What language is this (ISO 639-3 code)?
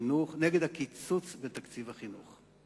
heb